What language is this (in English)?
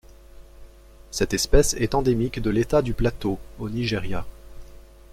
French